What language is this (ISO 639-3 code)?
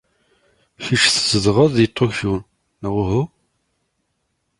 kab